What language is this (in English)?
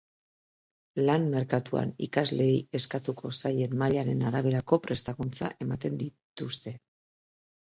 Basque